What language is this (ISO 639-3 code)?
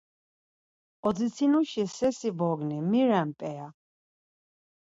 lzz